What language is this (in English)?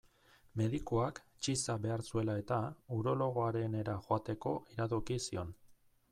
Basque